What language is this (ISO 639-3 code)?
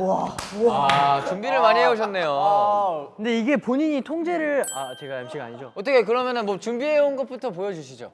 kor